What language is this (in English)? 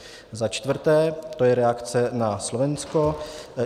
Czech